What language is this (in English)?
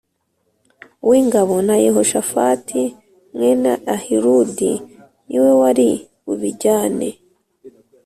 Kinyarwanda